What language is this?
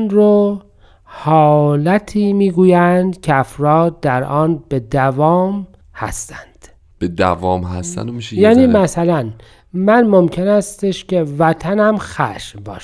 Persian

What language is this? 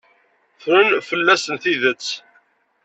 Kabyle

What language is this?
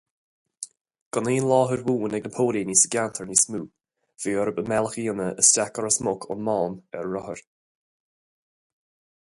Irish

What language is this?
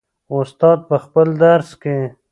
Pashto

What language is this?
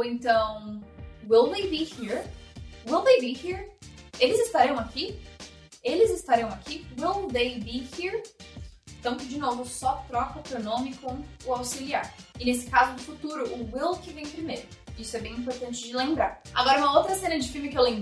Portuguese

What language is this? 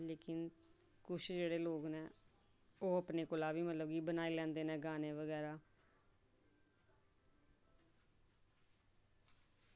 Dogri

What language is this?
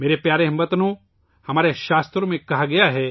Urdu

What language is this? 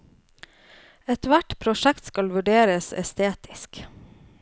Norwegian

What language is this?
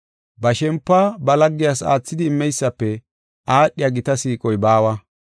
Gofa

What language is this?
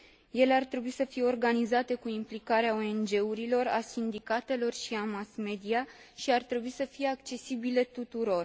Romanian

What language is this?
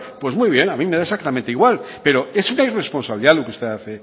Spanish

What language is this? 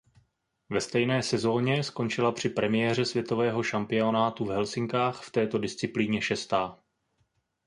Czech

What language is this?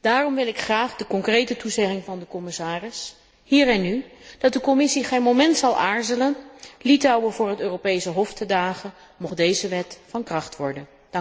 Dutch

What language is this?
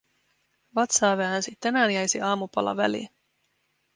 Finnish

